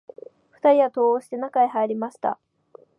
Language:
Japanese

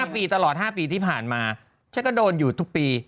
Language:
Thai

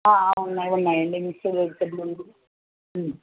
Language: Telugu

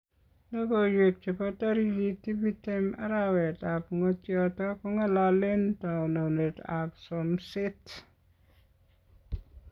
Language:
Kalenjin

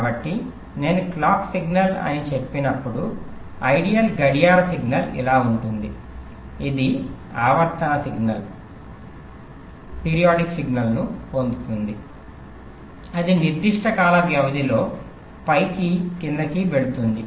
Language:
Telugu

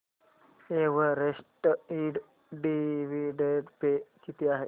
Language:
Marathi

